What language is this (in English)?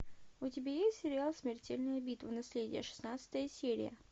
Russian